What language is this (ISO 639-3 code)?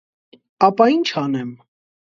hye